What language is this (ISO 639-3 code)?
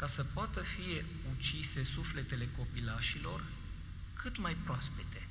ron